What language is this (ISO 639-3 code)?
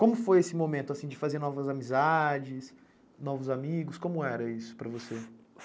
por